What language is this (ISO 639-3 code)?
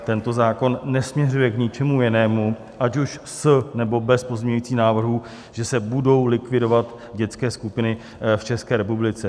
ces